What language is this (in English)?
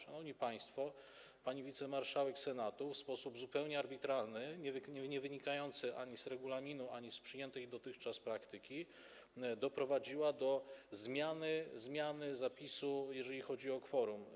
Polish